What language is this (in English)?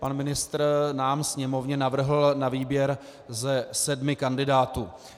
Czech